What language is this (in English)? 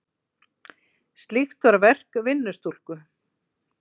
Icelandic